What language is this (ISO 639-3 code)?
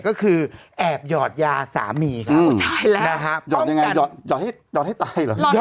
tha